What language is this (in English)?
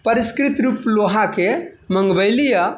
Maithili